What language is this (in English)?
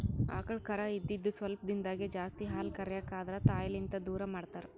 Kannada